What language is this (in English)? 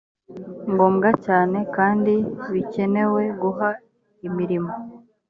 Kinyarwanda